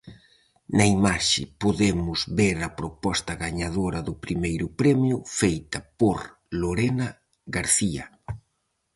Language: Galician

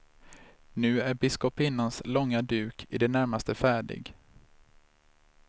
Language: Swedish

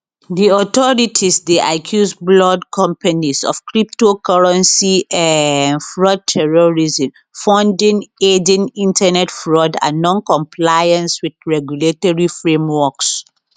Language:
Nigerian Pidgin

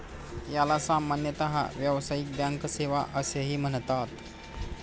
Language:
Marathi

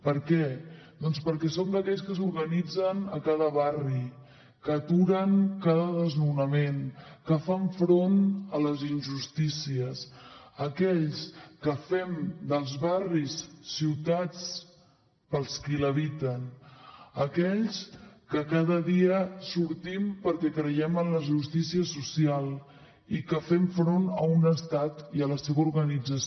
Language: Catalan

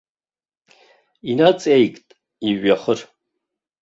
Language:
Abkhazian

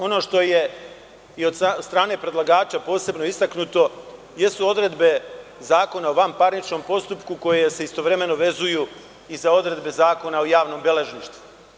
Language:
Serbian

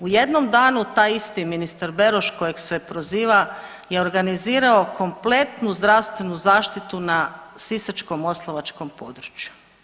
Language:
Croatian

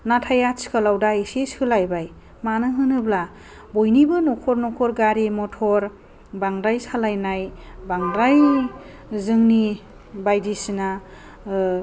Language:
Bodo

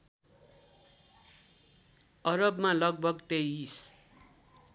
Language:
Nepali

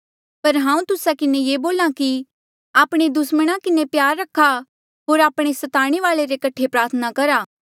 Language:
Mandeali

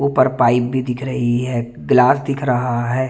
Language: Hindi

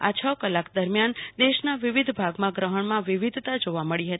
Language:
Gujarati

